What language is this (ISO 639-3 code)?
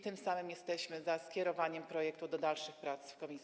pol